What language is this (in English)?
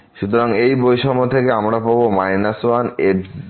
Bangla